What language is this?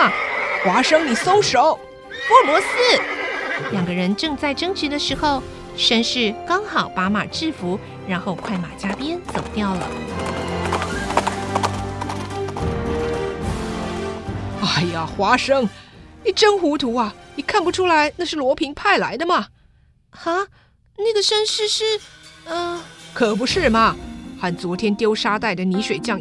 Chinese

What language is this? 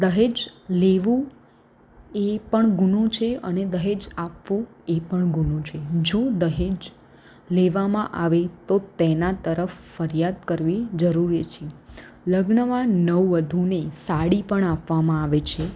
Gujarati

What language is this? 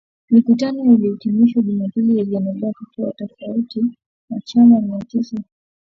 Swahili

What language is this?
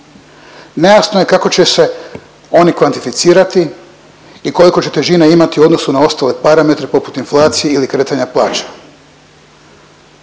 Croatian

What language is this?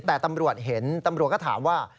Thai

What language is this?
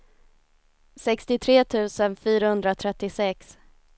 Swedish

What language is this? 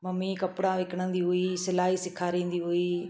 Sindhi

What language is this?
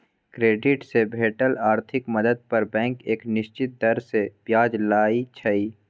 Maithili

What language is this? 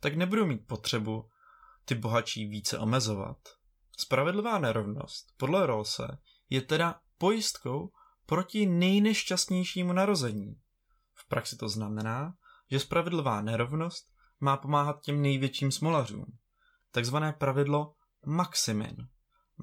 Czech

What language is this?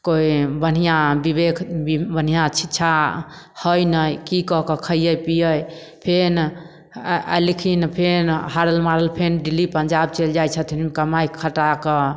Maithili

